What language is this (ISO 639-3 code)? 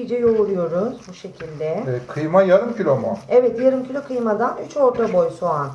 tur